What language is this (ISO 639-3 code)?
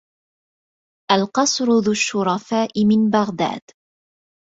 ara